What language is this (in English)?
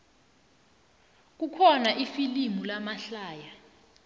South Ndebele